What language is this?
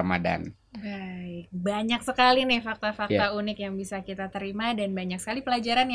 Indonesian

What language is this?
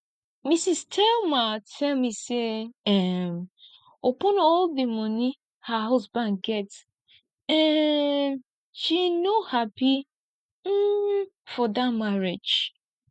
Nigerian Pidgin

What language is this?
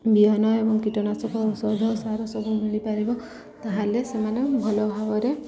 Odia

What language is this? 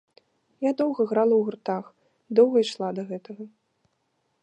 Belarusian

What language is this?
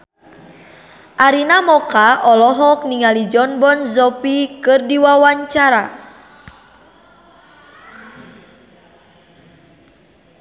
Sundanese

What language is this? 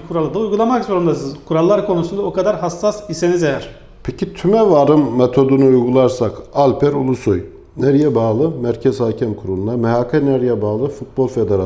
Turkish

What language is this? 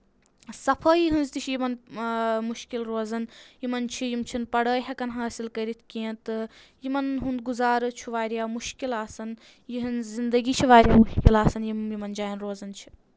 Kashmiri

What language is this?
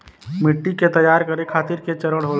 Bhojpuri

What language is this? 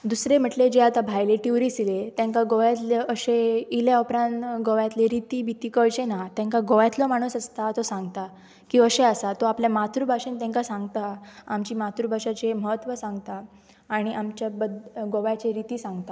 Konkani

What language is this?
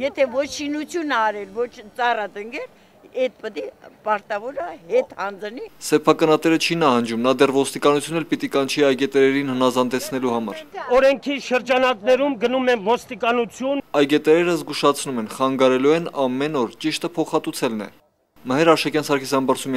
Turkish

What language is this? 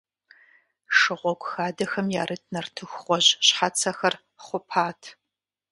Kabardian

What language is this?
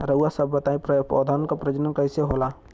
Bhojpuri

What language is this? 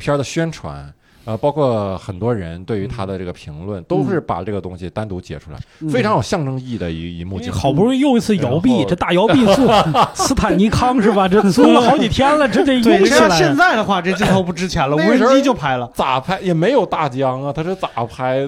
Chinese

